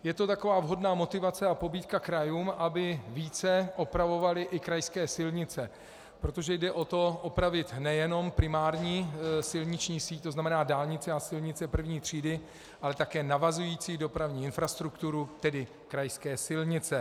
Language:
Czech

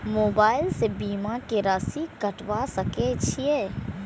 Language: Maithili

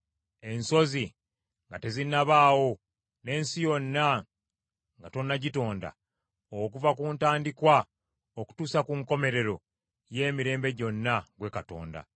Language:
Ganda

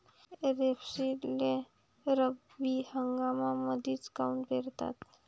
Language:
Marathi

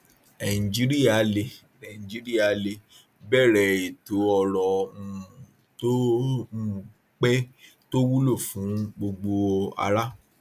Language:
Yoruba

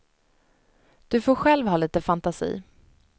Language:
Swedish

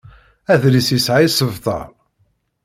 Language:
Kabyle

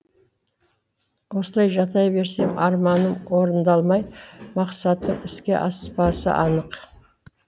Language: Kazakh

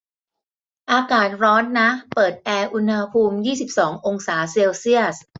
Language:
Thai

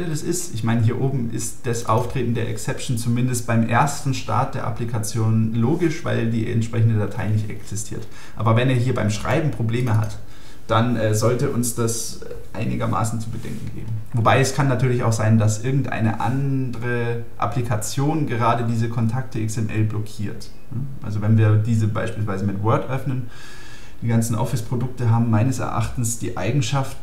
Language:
German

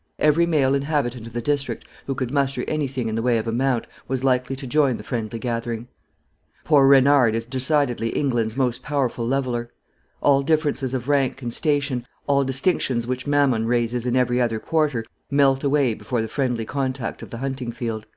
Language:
English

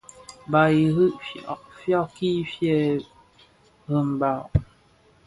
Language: Bafia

